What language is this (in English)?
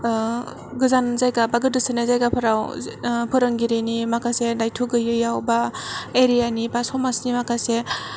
Bodo